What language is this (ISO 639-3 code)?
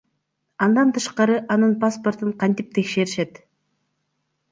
kir